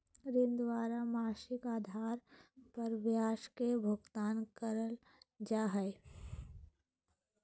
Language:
Magahi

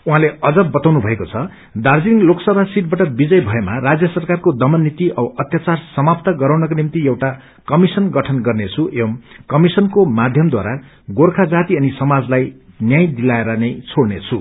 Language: Nepali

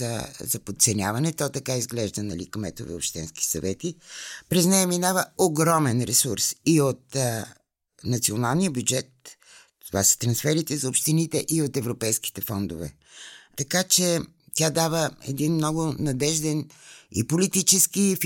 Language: Bulgarian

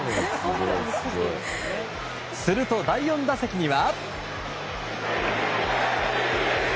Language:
Japanese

